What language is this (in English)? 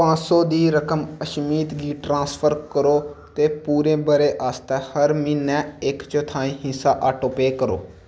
Dogri